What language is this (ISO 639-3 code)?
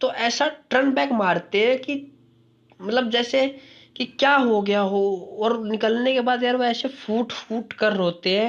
hin